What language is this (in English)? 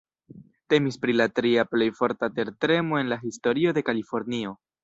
Esperanto